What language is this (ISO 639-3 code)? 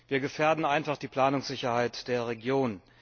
deu